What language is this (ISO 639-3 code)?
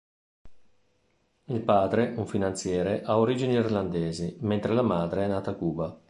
ita